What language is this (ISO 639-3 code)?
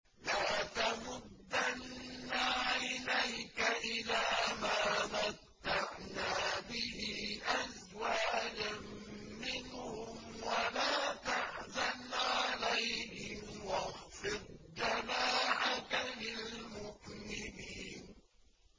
ara